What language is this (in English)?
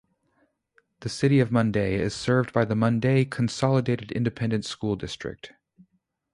English